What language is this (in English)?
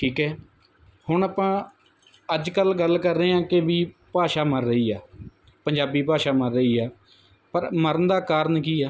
Punjabi